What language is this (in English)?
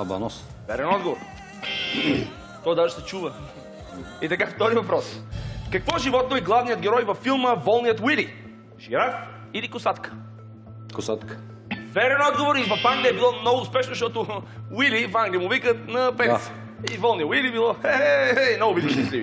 Bulgarian